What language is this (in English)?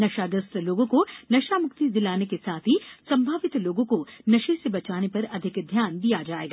Hindi